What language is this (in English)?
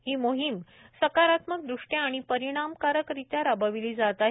Marathi